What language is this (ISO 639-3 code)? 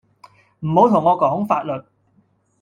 yue